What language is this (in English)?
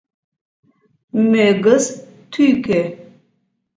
Mari